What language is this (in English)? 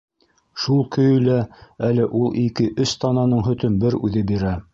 Bashkir